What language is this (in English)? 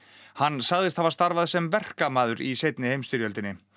Icelandic